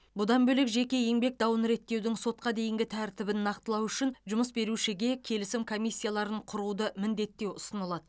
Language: Kazakh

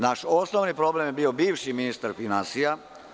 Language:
Serbian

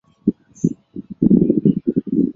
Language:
Chinese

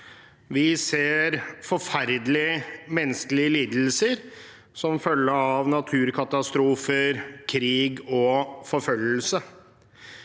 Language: Norwegian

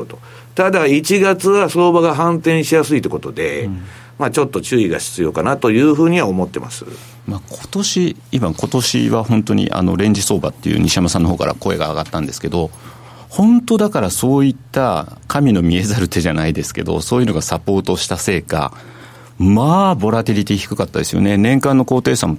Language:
Japanese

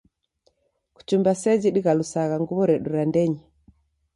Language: Taita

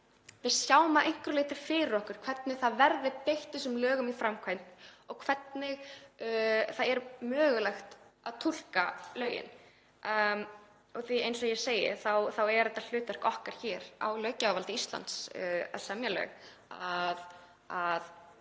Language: Icelandic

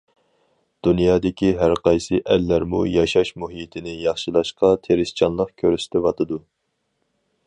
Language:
Uyghur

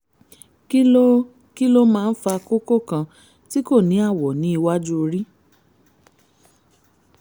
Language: Yoruba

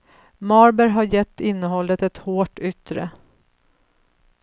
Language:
Swedish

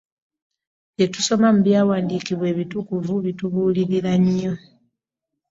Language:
Ganda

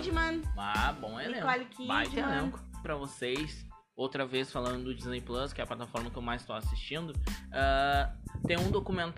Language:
Portuguese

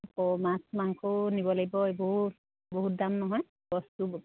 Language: Assamese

